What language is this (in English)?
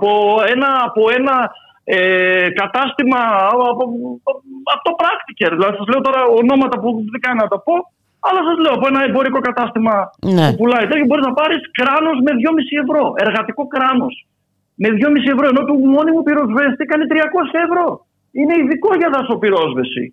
Greek